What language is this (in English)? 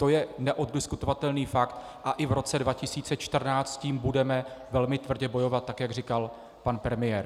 Czech